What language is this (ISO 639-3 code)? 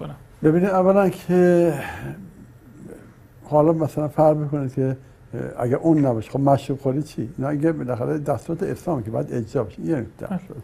fas